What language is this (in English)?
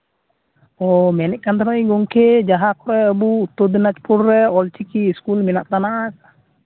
Santali